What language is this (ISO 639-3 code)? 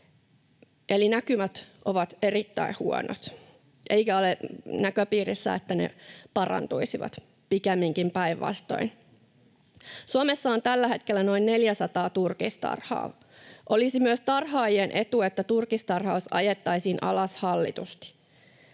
fin